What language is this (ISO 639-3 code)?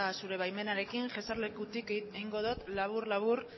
eus